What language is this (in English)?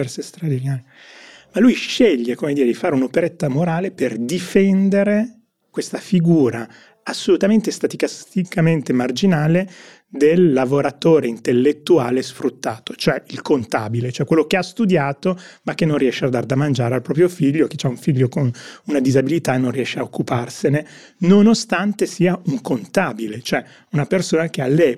Italian